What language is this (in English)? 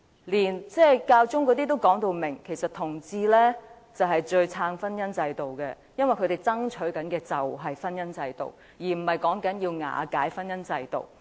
Cantonese